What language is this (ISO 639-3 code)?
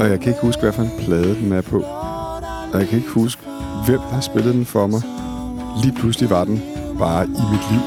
dan